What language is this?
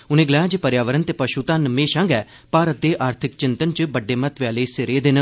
Dogri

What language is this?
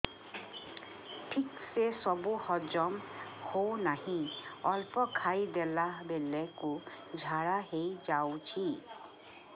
Odia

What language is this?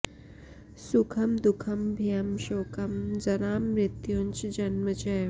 Sanskrit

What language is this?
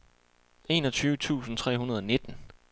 Danish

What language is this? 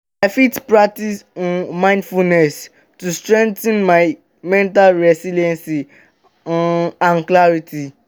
Nigerian Pidgin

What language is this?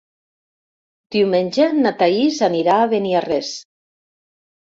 Catalan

